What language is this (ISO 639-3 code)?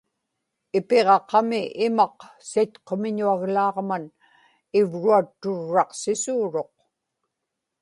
ipk